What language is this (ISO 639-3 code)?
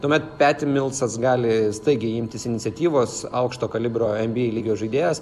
lit